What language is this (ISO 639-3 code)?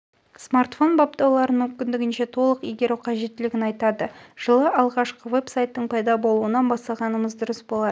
kaz